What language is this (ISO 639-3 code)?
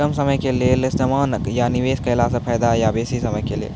mai